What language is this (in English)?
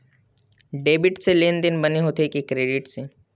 Chhattisgarhi